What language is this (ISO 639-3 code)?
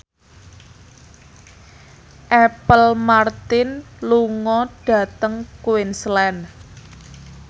jav